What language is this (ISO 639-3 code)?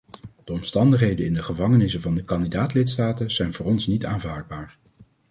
nld